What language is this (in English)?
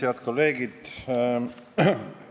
Estonian